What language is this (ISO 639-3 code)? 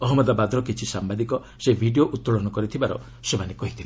ori